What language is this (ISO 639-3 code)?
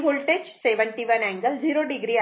mar